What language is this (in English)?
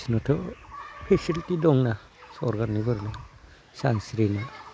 Bodo